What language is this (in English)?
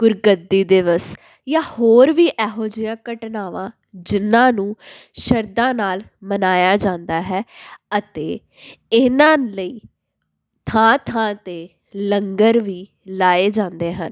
Punjabi